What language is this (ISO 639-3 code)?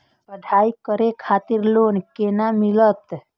mai